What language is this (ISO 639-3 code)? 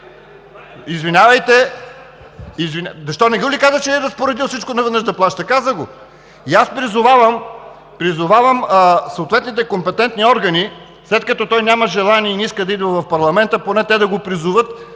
bul